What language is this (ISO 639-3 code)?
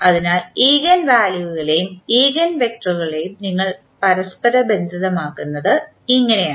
mal